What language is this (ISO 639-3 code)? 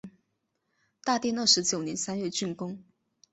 zho